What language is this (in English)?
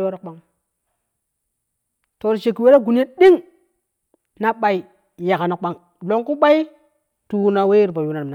Kushi